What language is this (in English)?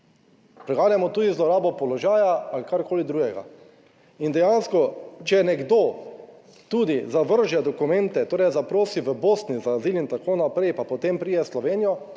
Slovenian